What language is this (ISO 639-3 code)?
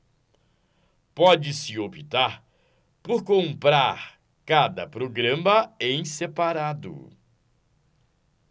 por